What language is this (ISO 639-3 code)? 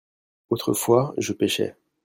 fra